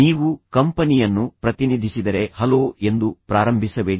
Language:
Kannada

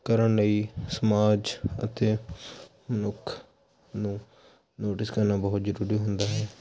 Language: Punjabi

